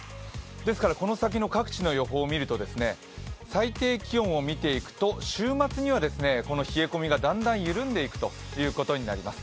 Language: Japanese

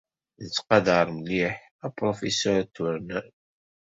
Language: Kabyle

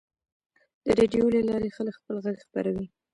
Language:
Pashto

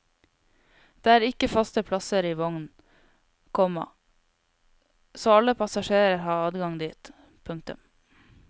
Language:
Norwegian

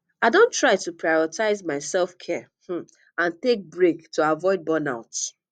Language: Nigerian Pidgin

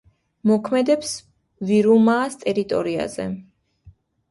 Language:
Georgian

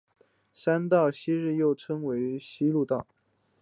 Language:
Chinese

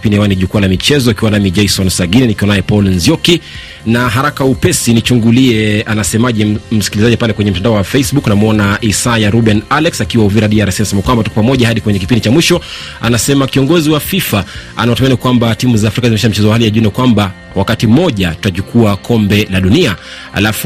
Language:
Swahili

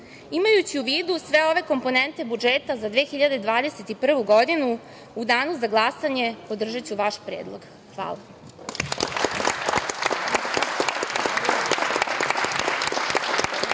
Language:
Serbian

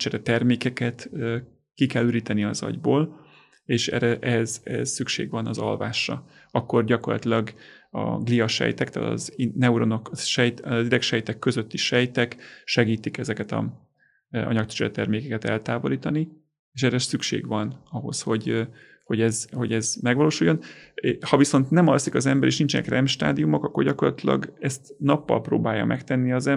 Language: Hungarian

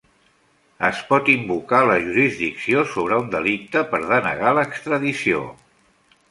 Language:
Catalan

